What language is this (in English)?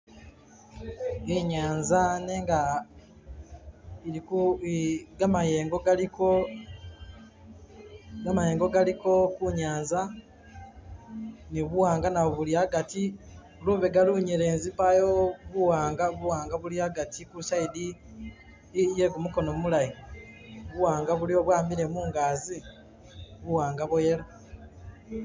Masaaba